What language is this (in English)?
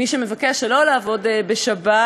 Hebrew